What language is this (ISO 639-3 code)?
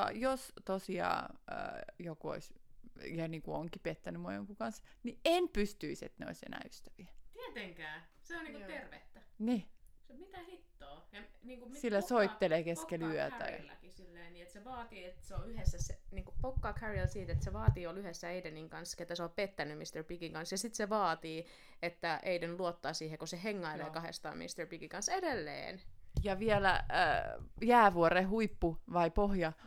fin